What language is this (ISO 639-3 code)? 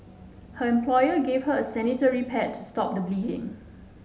eng